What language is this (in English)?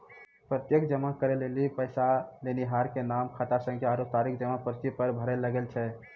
Maithili